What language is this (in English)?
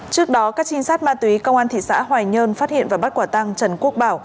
Vietnamese